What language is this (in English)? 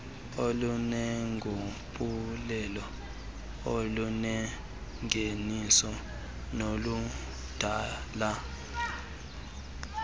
Xhosa